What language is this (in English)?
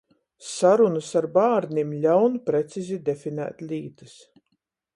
Latgalian